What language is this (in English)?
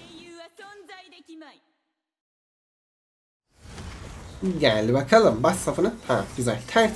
Turkish